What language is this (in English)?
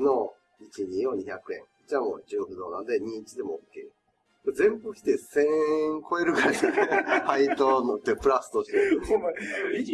Japanese